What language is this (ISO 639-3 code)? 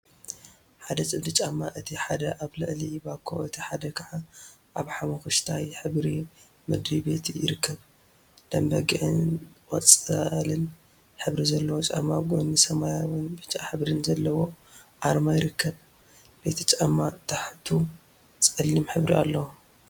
tir